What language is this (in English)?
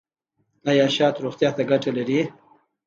Pashto